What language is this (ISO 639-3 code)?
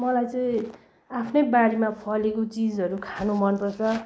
nep